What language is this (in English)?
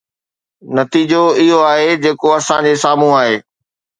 Sindhi